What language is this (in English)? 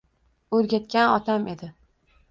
Uzbek